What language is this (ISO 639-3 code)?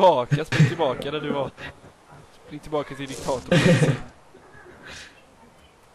swe